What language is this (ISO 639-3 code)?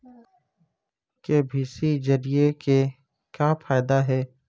hne